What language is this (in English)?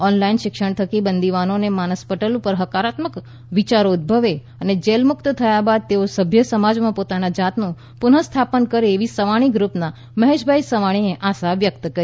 Gujarati